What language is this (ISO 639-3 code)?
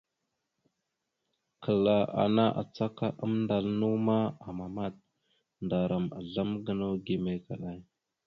mxu